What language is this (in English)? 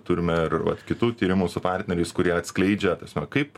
Lithuanian